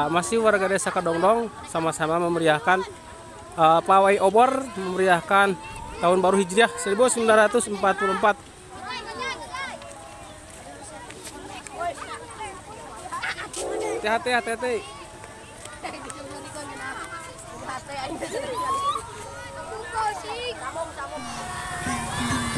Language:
Indonesian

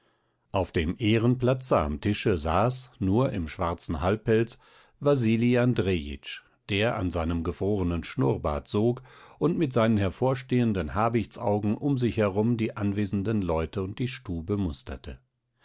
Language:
German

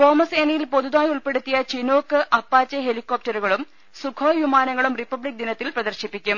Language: Malayalam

